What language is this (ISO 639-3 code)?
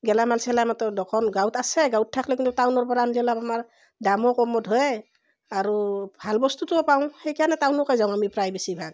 asm